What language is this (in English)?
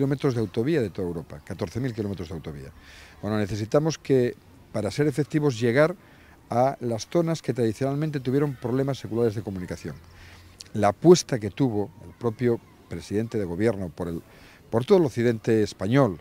Spanish